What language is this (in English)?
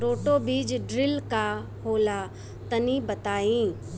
Bhojpuri